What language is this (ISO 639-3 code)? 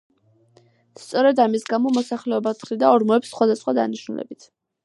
kat